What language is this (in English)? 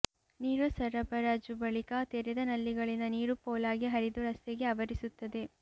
Kannada